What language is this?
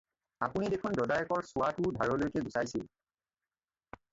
Assamese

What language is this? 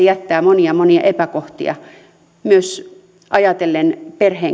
Finnish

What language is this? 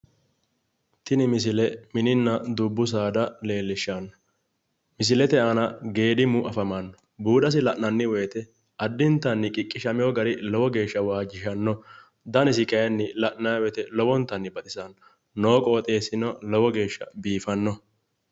Sidamo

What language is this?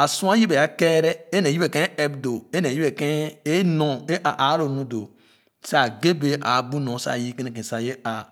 Khana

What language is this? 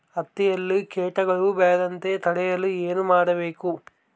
Kannada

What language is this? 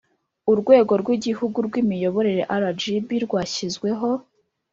Kinyarwanda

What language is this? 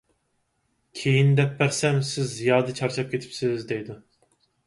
Uyghur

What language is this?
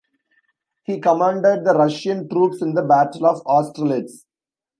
English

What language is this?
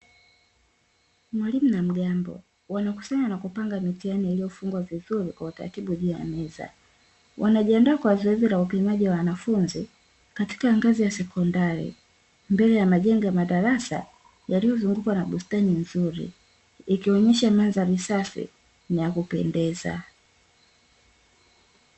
Swahili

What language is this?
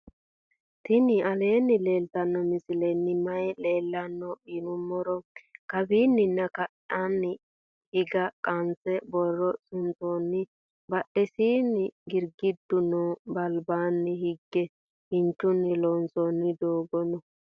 Sidamo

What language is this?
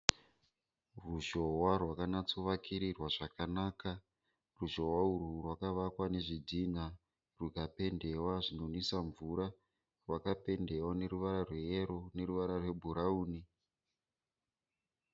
Shona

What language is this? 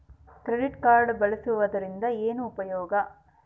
Kannada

